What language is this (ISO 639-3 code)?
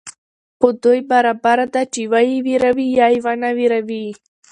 pus